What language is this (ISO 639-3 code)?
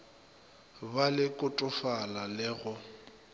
nso